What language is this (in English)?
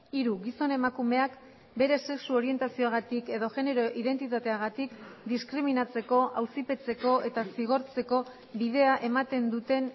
Basque